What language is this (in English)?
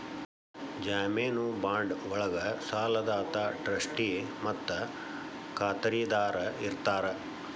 Kannada